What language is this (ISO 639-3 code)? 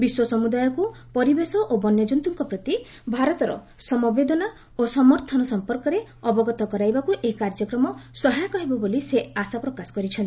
ori